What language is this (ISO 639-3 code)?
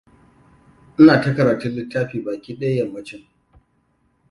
hau